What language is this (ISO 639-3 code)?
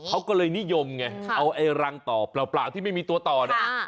tha